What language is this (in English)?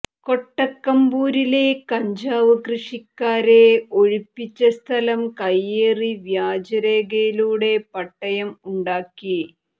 Malayalam